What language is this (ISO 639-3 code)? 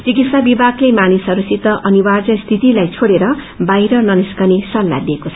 nep